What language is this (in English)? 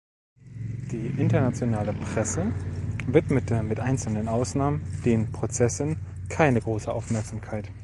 German